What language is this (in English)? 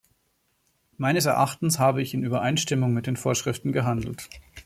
German